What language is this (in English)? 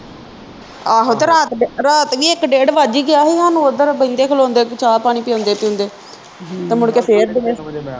Punjabi